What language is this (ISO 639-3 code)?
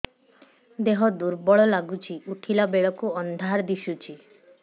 ori